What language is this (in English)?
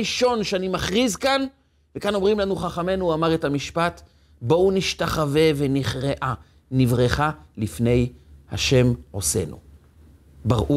Hebrew